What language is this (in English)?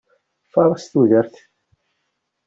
Kabyle